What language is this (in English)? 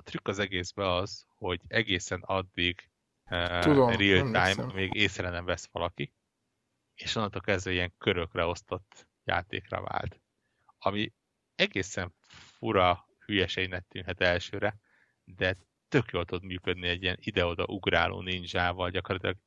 Hungarian